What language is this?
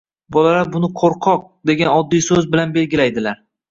Uzbek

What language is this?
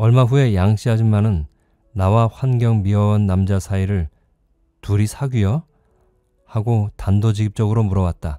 Korean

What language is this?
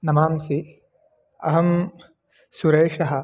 Sanskrit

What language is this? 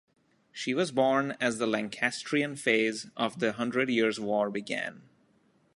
English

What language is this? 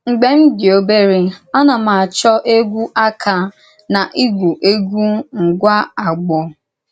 Igbo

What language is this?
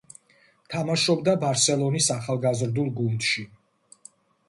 Georgian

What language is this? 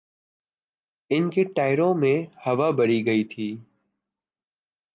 Urdu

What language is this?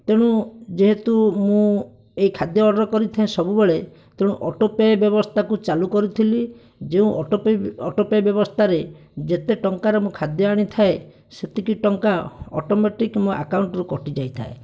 Odia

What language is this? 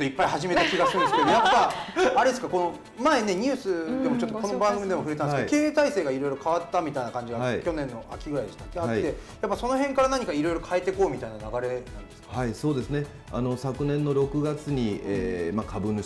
Japanese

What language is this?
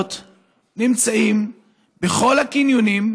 Hebrew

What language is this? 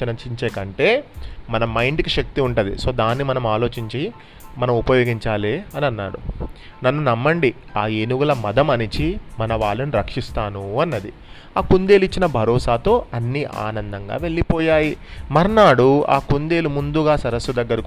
Telugu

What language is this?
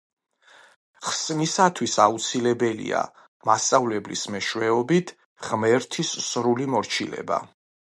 Georgian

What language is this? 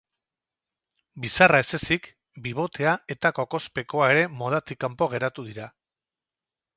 Basque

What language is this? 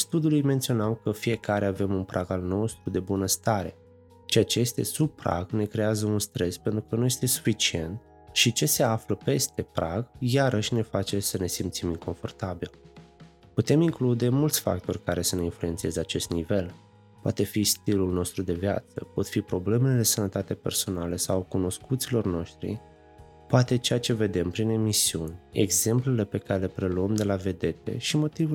Romanian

